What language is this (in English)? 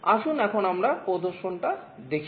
Bangla